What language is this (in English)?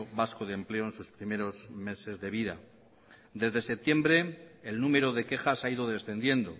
Spanish